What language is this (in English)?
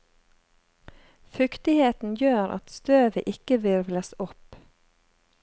Norwegian